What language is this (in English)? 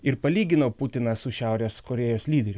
Lithuanian